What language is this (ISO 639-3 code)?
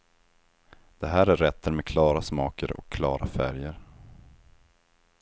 swe